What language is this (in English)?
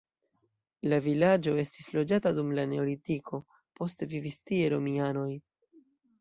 Esperanto